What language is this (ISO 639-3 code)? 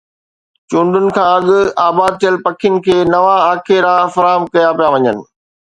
snd